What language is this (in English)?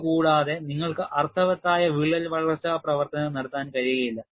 Malayalam